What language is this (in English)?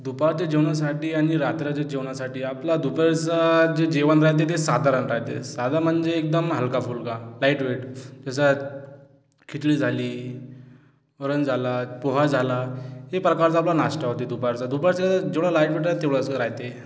Marathi